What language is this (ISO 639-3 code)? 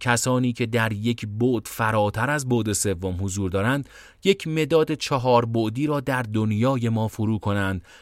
fas